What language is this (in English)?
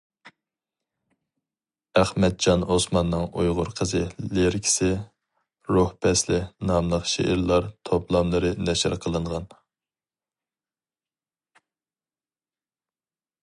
Uyghur